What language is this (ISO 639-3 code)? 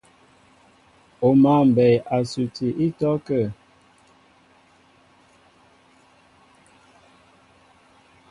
mbo